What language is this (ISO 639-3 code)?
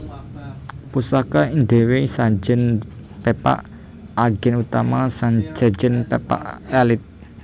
jav